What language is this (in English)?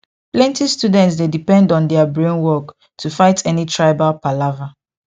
Nigerian Pidgin